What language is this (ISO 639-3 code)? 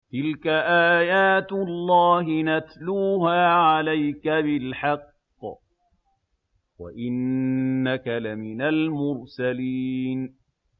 ara